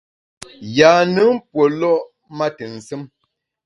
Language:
Bamun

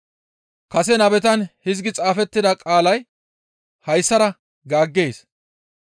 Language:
Gamo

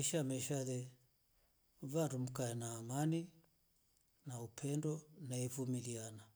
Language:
Rombo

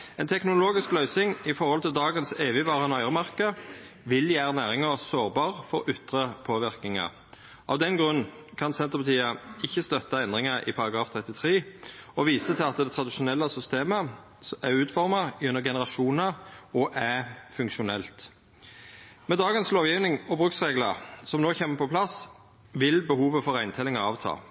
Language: Norwegian Nynorsk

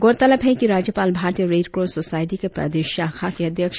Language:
Hindi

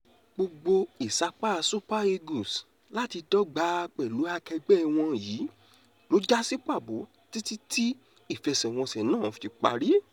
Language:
Yoruba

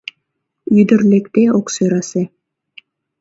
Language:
Mari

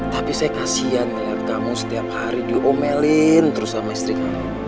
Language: Indonesian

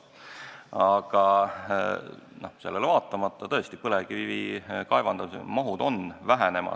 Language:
Estonian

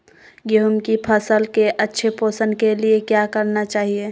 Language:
Magahi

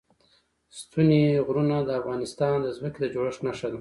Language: Pashto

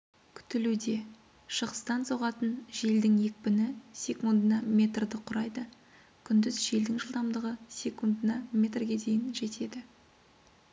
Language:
Kazakh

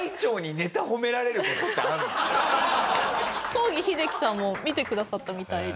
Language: Japanese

